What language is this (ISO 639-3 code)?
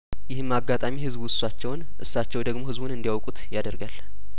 amh